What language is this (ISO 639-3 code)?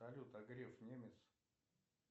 rus